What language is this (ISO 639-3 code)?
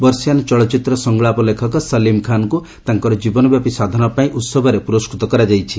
ori